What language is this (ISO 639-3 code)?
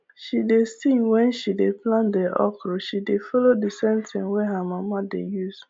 pcm